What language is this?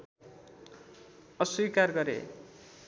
Nepali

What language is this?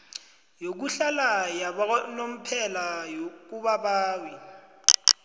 South Ndebele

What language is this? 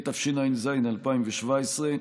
Hebrew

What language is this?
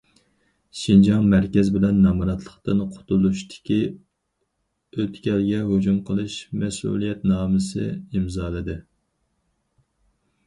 Uyghur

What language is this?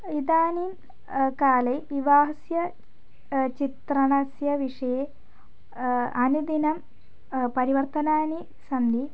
Sanskrit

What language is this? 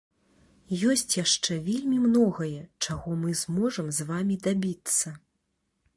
Belarusian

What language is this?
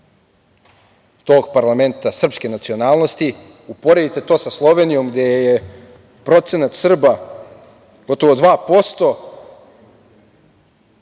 Serbian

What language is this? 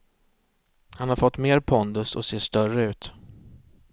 Swedish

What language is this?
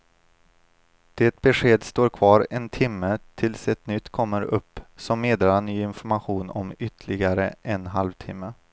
Swedish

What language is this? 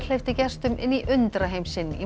Icelandic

